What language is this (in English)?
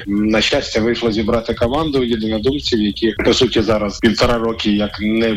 Ukrainian